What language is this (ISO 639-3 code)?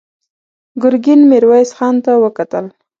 pus